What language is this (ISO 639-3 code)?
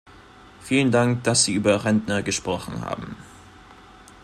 deu